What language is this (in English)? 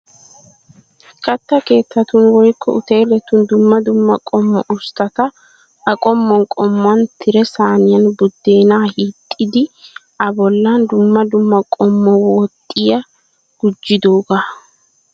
Wolaytta